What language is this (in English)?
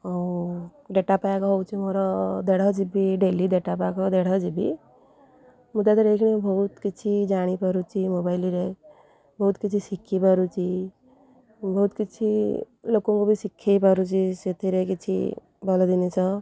Odia